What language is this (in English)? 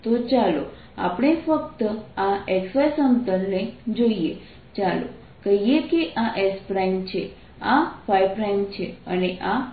Gujarati